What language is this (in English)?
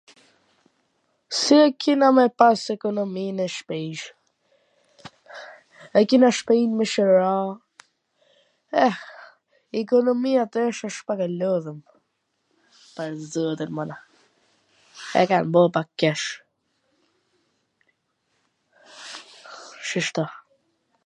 Gheg Albanian